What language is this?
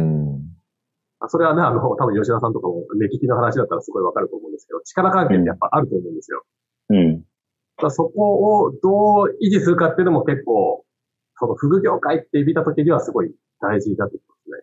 Japanese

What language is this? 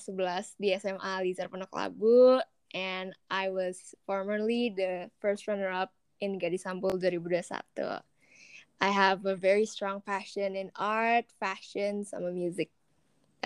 Indonesian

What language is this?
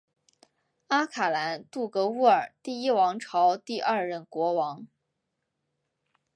Chinese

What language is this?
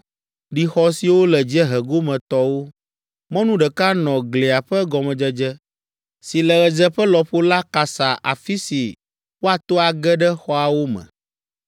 Ewe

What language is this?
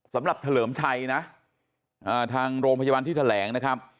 Thai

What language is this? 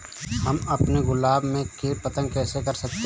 Hindi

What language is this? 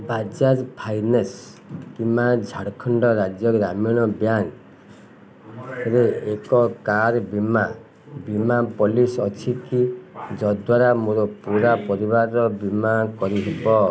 Odia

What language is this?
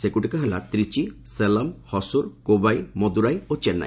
Odia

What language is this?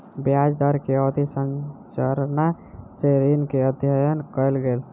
Maithili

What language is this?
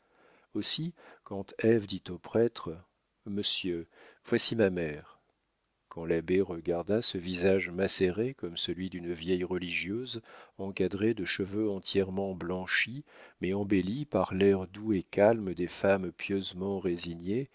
French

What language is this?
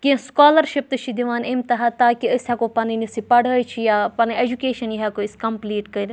Kashmiri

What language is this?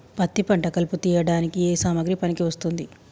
Telugu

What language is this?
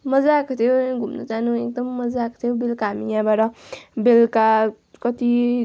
Nepali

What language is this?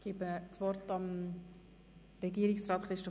Swiss German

